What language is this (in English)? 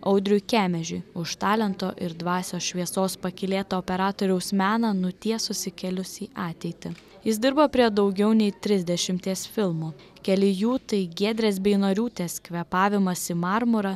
Lithuanian